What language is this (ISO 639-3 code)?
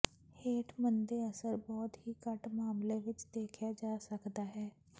pan